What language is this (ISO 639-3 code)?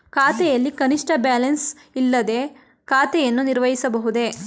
kan